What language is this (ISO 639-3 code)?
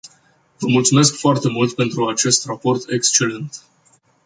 ron